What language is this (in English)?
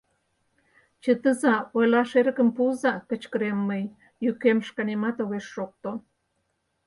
Mari